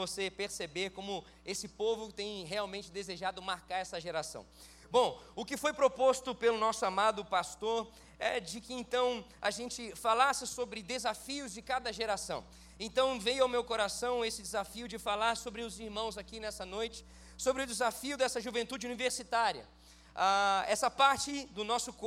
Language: Portuguese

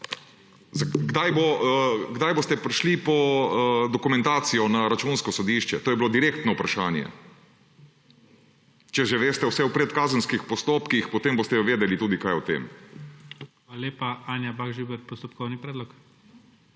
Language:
Slovenian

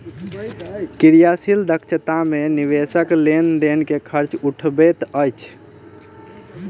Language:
Maithili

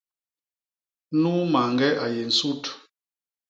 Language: Basaa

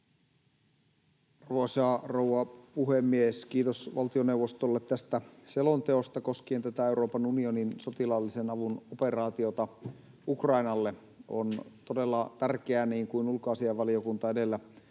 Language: Finnish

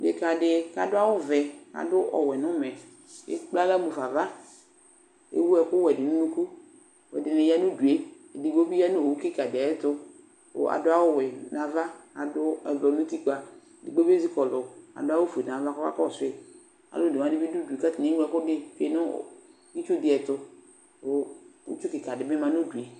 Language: Ikposo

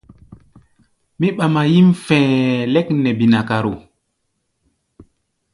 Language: Gbaya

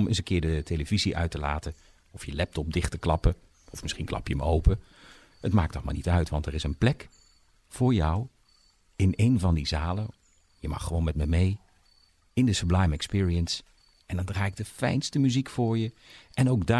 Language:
Dutch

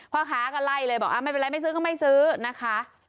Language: Thai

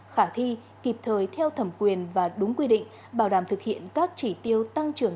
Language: Vietnamese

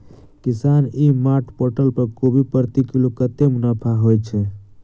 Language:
Maithili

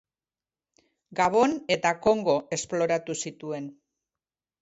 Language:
Basque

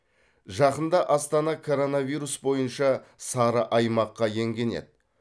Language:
Kazakh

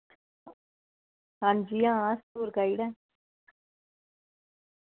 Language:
Dogri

